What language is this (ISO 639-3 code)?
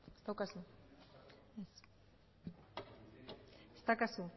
eus